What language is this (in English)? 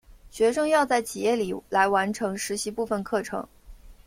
Chinese